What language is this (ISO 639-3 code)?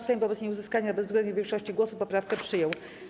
pol